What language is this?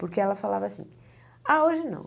Portuguese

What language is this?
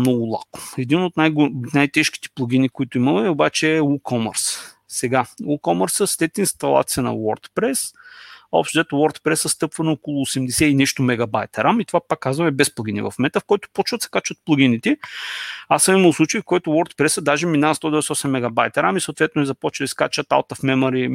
Bulgarian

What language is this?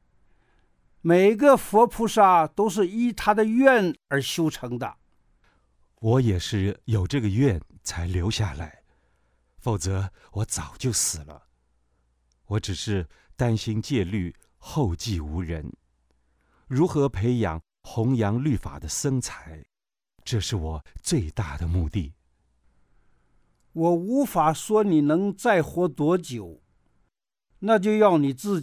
Chinese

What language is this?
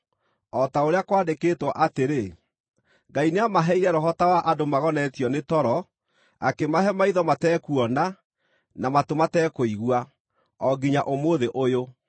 Kikuyu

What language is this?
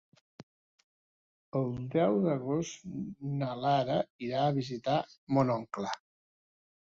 Catalan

